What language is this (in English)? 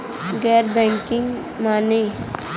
Bhojpuri